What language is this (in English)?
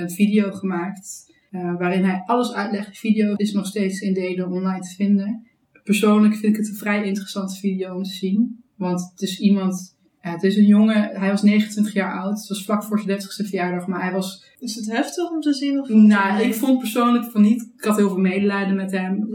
Dutch